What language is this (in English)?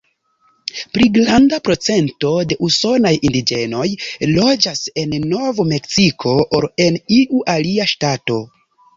Esperanto